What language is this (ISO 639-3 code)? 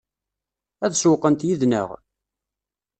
kab